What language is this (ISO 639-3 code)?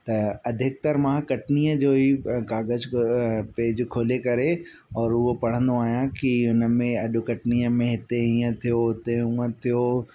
snd